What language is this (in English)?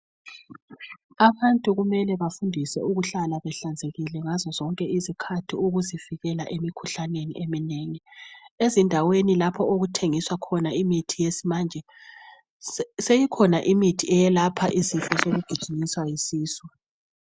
North Ndebele